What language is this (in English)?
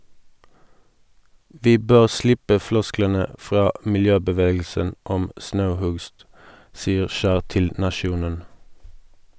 Norwegian